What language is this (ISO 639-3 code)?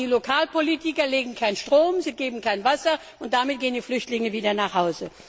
deu